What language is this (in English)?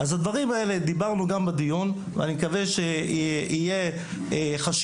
Hebrew